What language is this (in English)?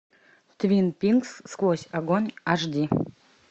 Russian